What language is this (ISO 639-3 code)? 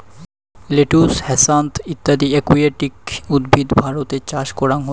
ben